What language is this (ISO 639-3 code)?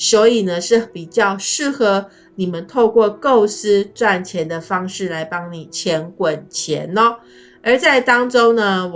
zho